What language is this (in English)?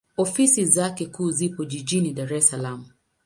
Swahili